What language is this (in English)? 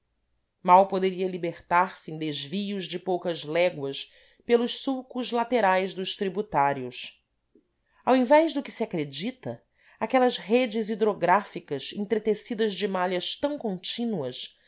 Portuguese